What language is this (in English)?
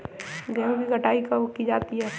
Hindi